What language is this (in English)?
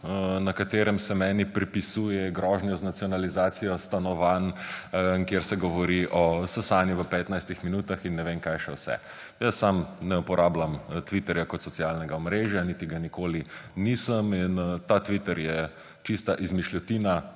Slovenian